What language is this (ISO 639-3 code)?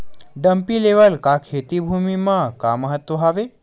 hne